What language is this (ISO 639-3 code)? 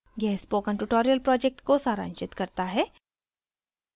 hin